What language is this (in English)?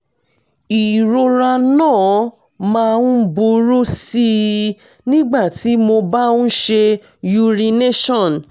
Yoruba